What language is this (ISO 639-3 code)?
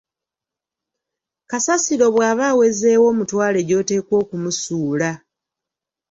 lug